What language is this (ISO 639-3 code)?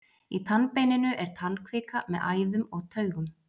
isl